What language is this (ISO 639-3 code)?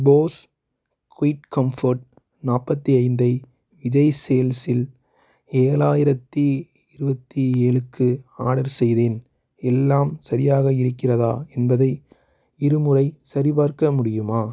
tam